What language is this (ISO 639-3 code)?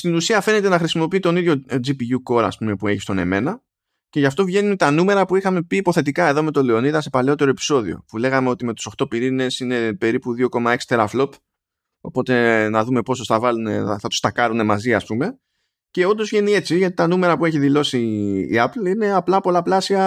ell